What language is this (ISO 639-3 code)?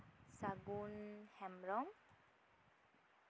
sat